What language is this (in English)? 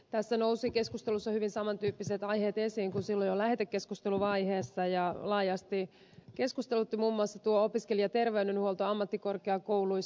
Finnish